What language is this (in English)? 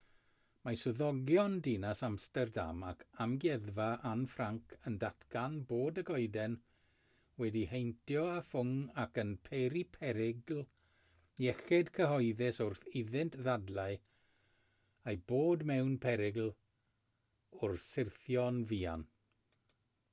Welsh